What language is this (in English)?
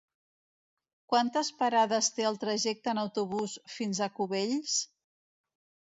Catalan